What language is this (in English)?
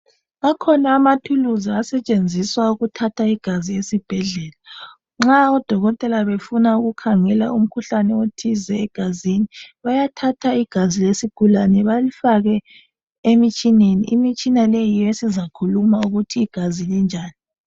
North Ndebele